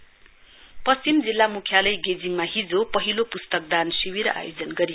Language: Nepali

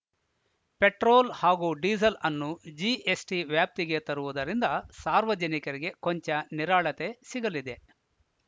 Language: Kannada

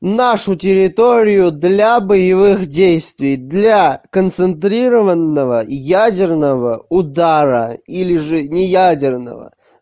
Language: Russian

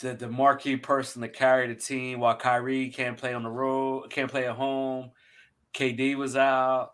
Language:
English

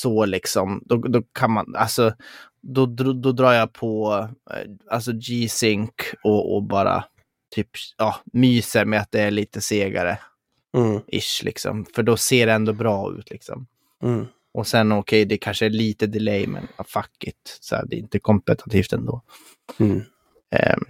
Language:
Swedish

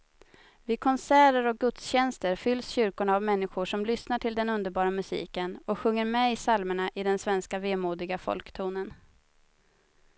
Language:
Swedish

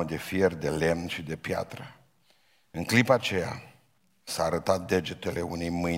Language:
Romanian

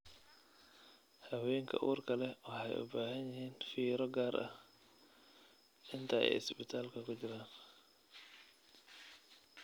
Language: Somali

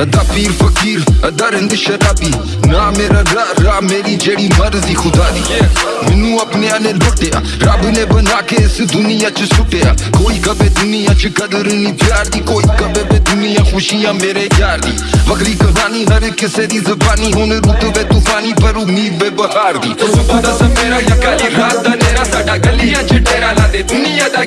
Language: Punjabi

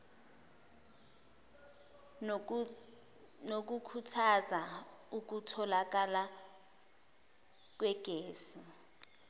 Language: Zulu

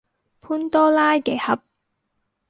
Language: Cantonese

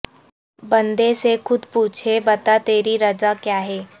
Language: Urdu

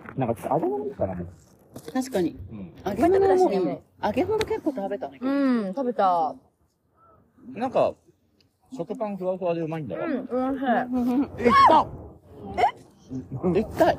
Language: Japanese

